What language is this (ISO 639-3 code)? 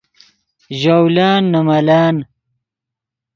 ydg